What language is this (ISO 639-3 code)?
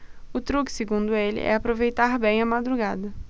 por